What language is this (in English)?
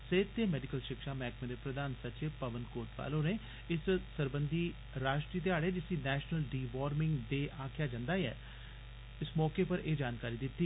Dogri